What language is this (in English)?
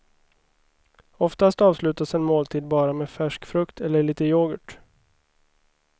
Swedish